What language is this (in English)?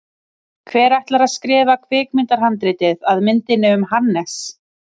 Icelandic